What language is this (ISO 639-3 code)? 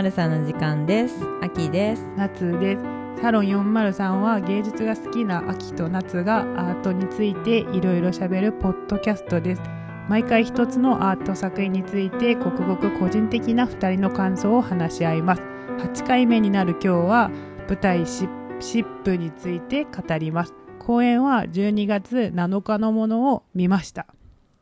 jpn